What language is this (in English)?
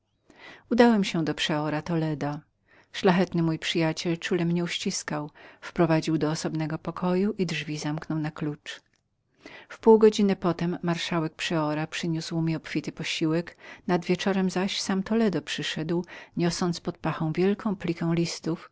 Polish